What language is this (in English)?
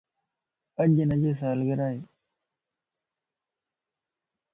Lasi